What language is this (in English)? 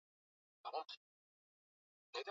Swahili